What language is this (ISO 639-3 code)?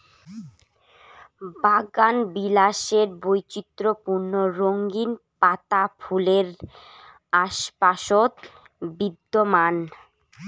ben